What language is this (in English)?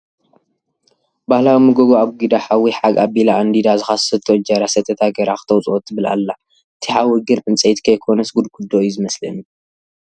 Tigrinya